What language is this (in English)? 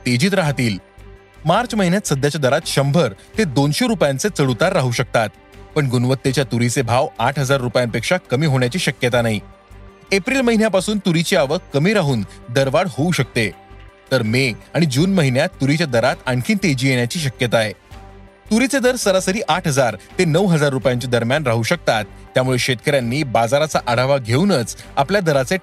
Marathi